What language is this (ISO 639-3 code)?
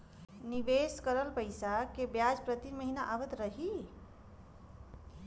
bho